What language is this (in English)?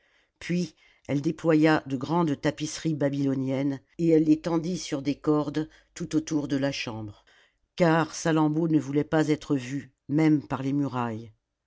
French